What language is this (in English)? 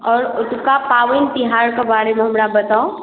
Maithili